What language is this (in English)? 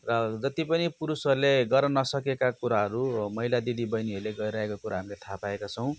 Nepali